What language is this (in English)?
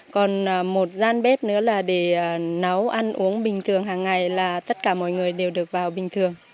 Vietnamese